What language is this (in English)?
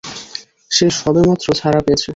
Bangla